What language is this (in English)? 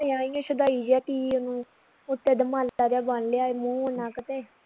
Punjabi